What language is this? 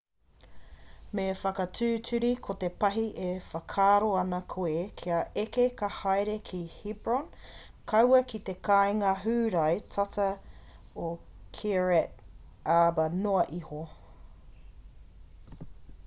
Māori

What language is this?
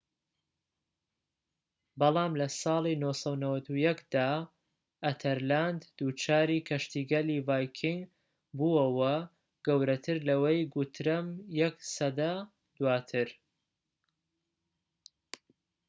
Central Kurdish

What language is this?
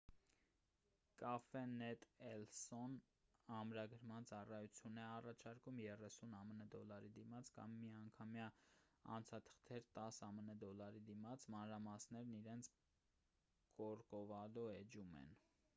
Armenian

